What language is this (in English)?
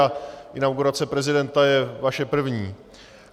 Czech